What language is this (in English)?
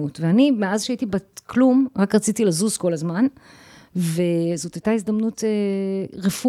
Hebrew